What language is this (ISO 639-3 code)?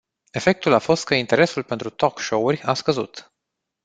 ron